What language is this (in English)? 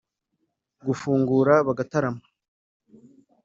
Kinyarwanda